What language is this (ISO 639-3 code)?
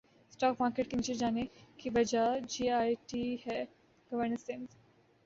urd